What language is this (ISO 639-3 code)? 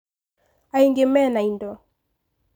kik